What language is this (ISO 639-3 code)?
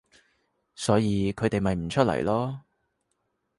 yue